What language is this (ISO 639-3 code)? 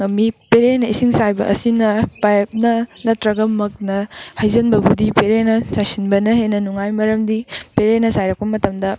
mni